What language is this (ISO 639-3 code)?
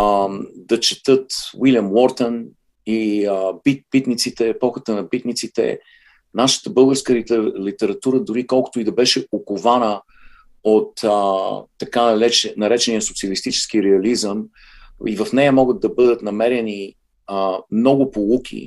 bul